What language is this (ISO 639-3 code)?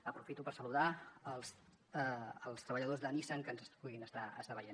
cat